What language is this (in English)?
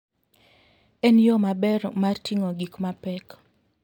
Luo (Kenya and Tanzania)